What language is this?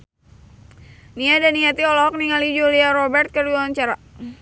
Sundanese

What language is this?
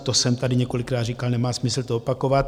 Czech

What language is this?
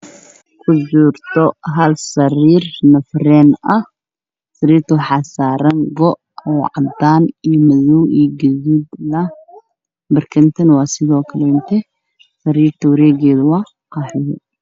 Somali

